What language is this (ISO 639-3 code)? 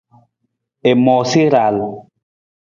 nmz